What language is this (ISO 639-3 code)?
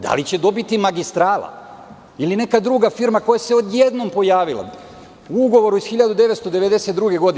srp